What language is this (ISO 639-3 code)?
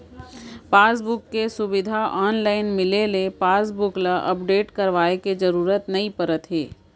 hne